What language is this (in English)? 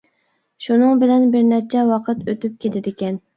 Uyghur